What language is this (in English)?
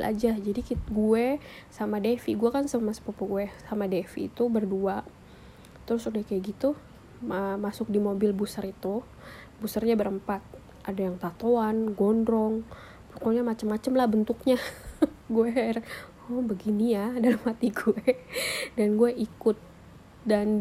Indonesian